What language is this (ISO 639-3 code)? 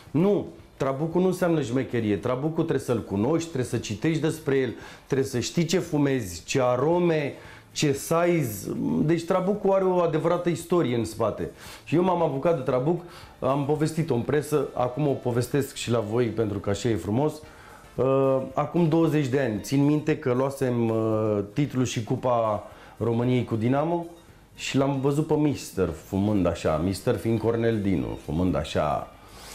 ron